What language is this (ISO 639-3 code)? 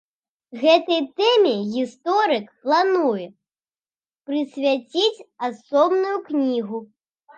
bel